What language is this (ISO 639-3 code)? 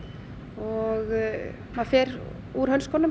isl